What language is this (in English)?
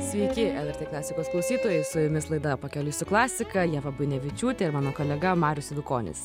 Lithuanian